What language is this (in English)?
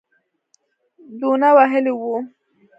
Pashto